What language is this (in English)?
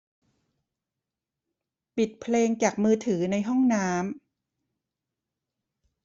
Thai